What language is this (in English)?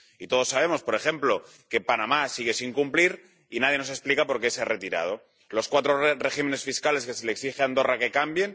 Spanish